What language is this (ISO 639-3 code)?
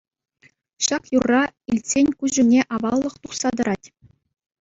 chv